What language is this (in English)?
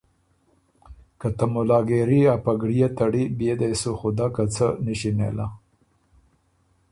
Ormuri